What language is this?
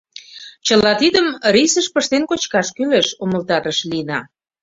Mari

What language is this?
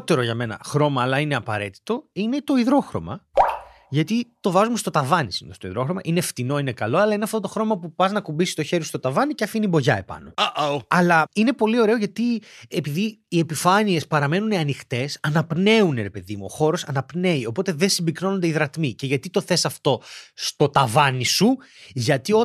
Greek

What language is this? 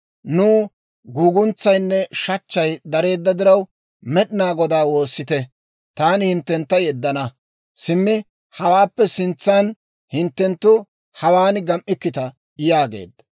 Dawro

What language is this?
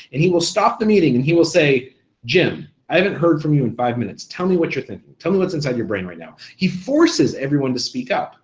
English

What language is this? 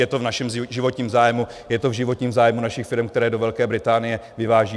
Czech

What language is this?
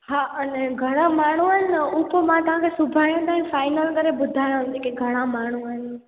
Sindhi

